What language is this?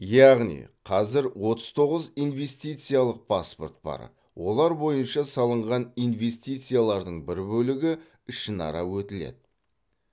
Kazakh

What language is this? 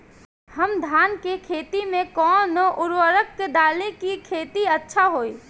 Bhojpuri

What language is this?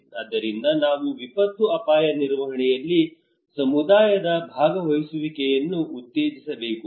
Kannada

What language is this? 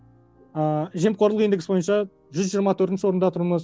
Kazakh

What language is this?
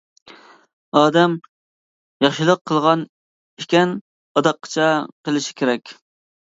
Uyghur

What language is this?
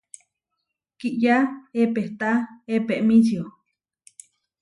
Huarijio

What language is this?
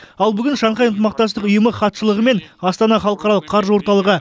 Kazakh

